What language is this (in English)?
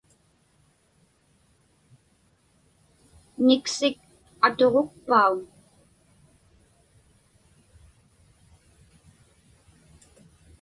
Inupiaq